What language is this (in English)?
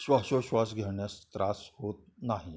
Marathi